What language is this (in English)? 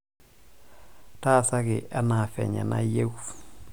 Masai